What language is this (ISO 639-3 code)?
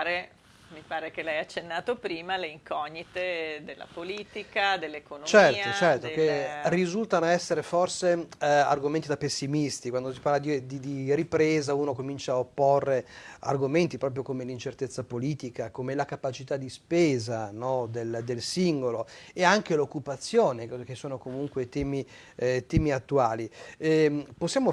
ita